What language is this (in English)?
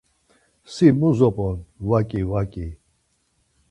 Laz